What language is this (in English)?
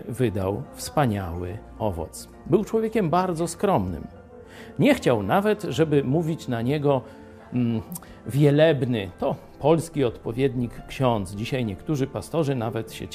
Polish